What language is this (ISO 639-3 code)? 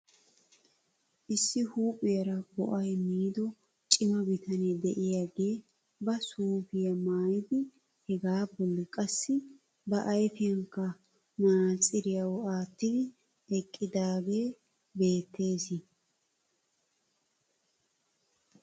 wal